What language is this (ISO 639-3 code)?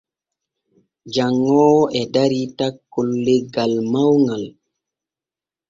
fue